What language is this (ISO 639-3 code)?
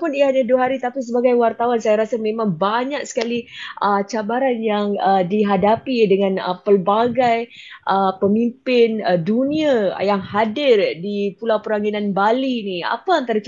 msa